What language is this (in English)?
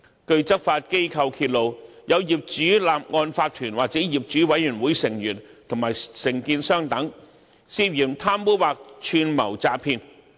Cantonese